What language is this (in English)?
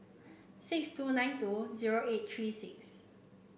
English